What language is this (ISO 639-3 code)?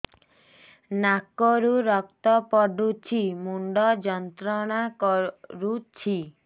ori